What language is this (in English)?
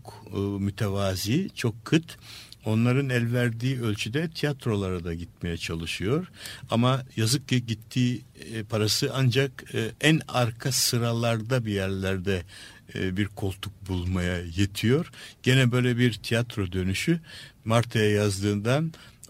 Turkish